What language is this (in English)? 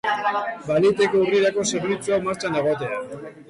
Basque